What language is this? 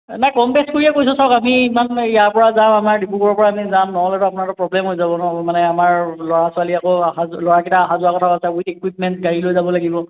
Assamese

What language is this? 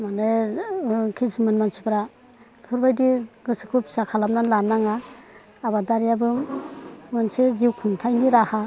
Bodo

